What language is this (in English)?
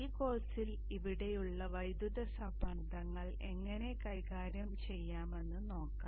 Malayalam